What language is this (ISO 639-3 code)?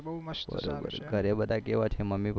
guj